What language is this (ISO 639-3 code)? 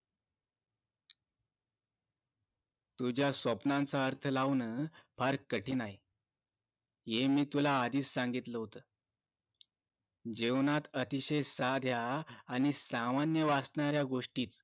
mar